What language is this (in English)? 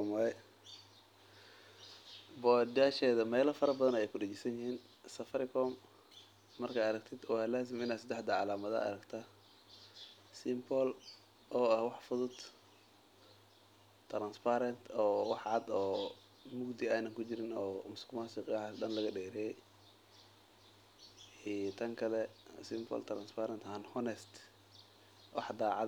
Somali